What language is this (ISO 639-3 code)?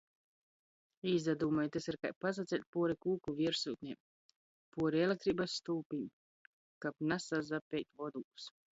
ltg